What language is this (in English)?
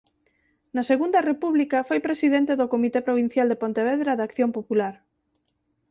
Galician